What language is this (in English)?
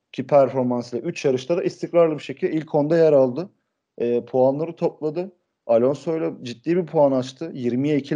Turkish